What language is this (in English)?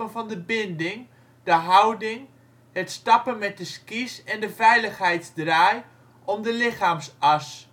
Dutch